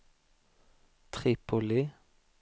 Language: Swedish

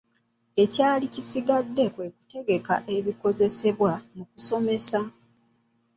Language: Ganda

